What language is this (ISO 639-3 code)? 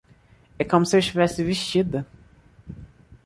por